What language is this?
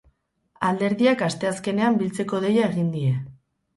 Basque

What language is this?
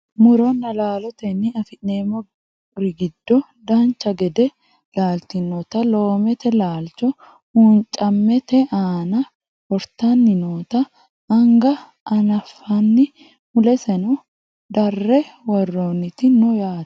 Sidamo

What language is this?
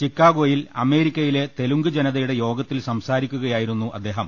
Malayalam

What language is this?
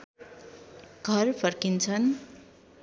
Nepali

